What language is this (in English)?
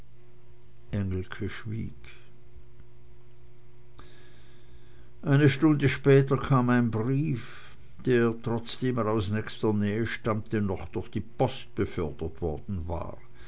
German